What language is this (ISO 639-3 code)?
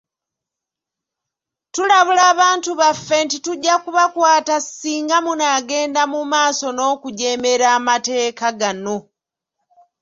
lug